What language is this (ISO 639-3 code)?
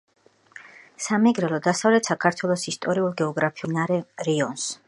kat